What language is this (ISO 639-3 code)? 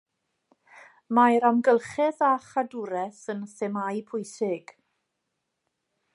cym